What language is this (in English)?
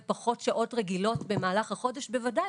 Hebrew